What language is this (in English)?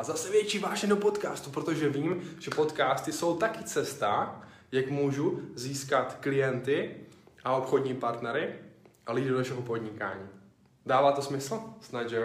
Czech